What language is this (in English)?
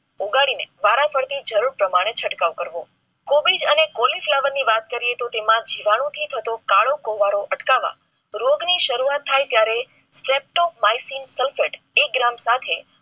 Gujarati